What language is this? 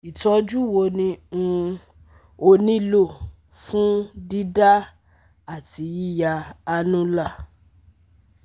Yoruba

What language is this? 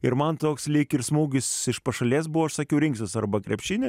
Lithuanian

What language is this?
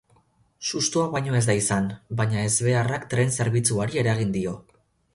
Basque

